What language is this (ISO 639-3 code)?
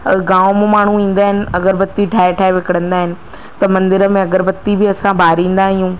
snd